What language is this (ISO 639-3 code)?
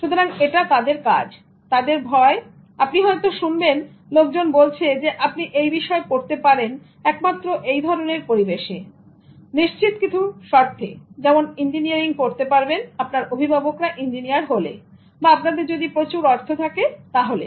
ben